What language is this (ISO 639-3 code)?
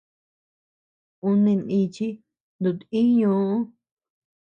cux